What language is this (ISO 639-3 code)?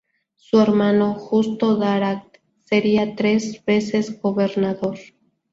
spa